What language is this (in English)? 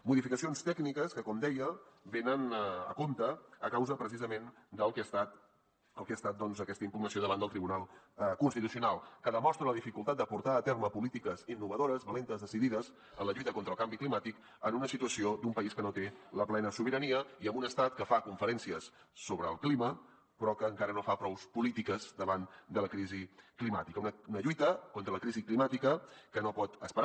Catalan